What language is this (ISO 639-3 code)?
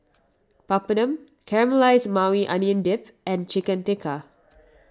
eng